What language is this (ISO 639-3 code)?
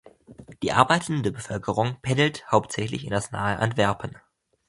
deu